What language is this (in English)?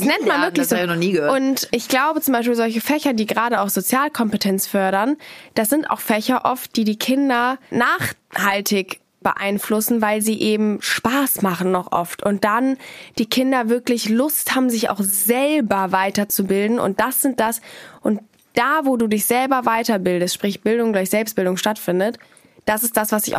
German